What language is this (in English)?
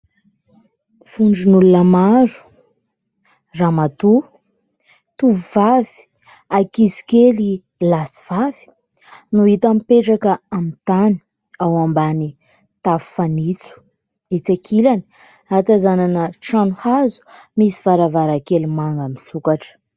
Malagasy